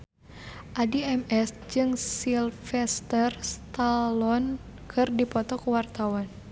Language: Sundanese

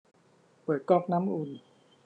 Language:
Thai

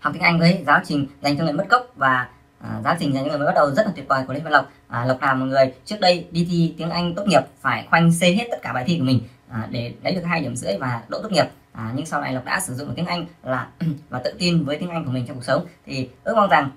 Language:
Vietnamese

